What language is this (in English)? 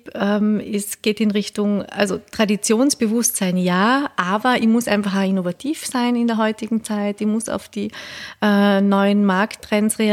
German